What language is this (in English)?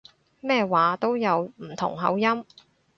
Cantonese